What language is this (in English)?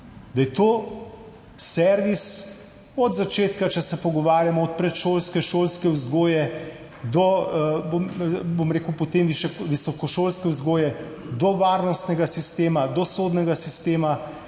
Slovenian